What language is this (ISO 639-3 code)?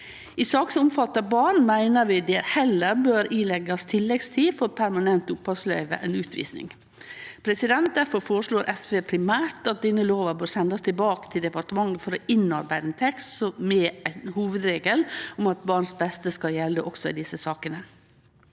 nor